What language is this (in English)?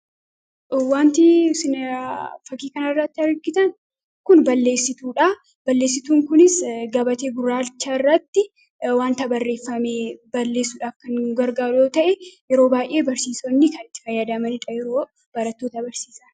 Oromo